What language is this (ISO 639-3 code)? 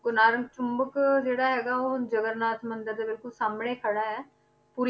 pan